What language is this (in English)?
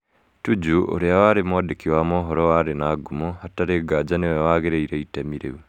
Kikuyu